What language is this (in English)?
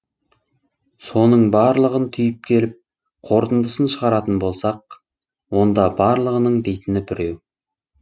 Kazakh